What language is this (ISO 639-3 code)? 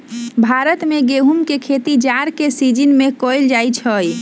mag